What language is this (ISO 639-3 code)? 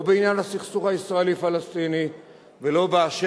heb